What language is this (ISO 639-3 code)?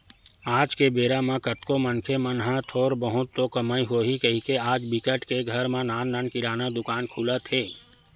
hne